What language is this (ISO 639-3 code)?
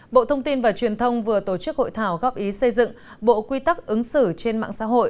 vie